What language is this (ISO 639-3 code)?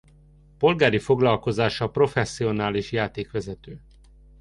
hun